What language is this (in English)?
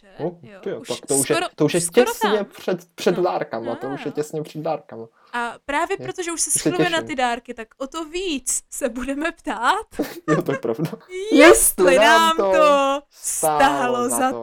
Czech